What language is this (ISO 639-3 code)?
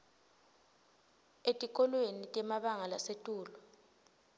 ssw